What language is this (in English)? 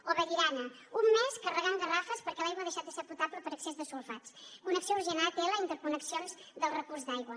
Catalan